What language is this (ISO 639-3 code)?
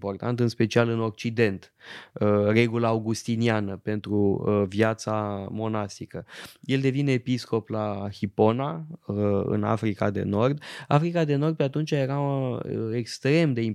ron